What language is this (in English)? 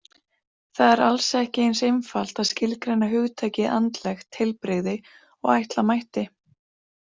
Icelandic